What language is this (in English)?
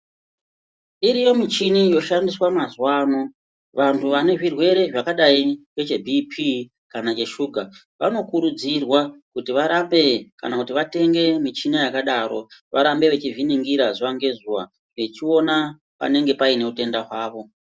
Ndau